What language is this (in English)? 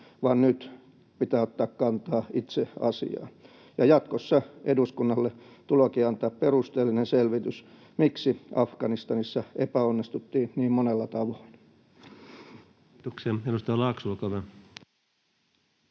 Finnish